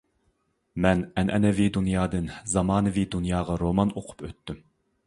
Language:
Uyghur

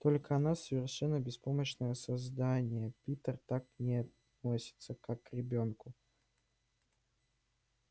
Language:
Russian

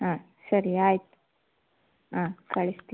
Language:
Kannada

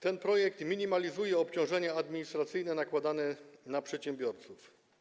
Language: Polish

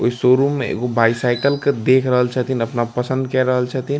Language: Maithili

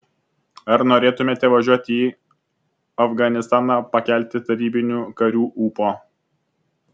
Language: Lithuanian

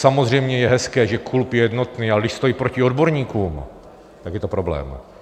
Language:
Czech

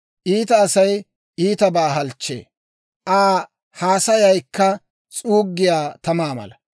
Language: Dawro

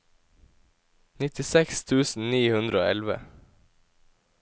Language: Norwegian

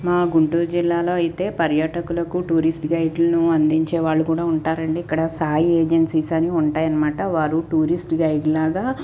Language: Telugu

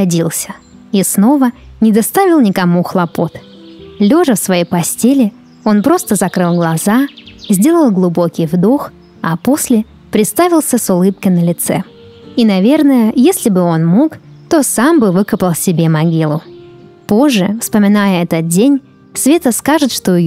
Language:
Russian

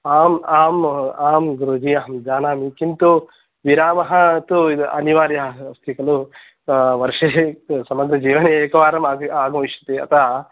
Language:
Sanskrit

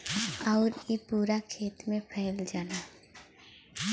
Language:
Bhojpuri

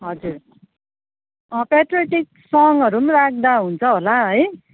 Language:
Nepali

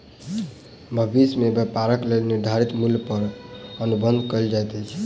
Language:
Maithili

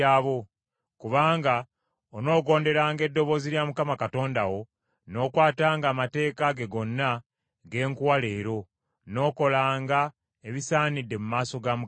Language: Ganda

